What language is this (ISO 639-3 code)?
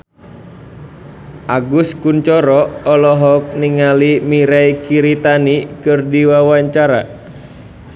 sun